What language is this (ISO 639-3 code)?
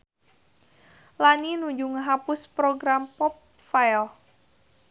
sun